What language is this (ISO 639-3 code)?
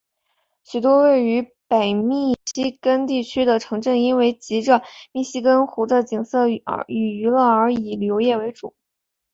zho